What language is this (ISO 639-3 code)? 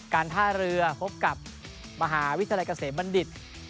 tha